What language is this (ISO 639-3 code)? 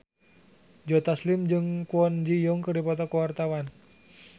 sun